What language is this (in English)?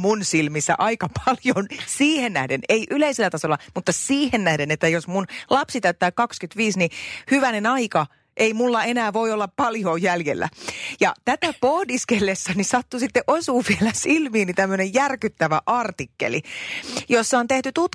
Finnish